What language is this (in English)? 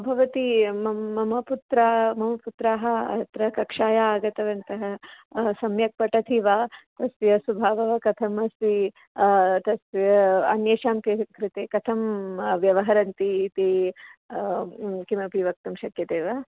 Sanskrit